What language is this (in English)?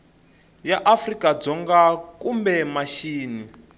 Tsonga